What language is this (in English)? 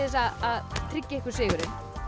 Icelandic